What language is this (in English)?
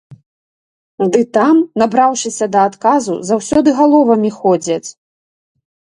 Belarusian